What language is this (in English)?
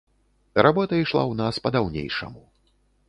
Belarusian